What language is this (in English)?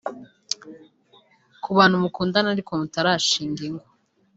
Kinyarwanda